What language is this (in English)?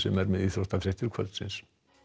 Icelandic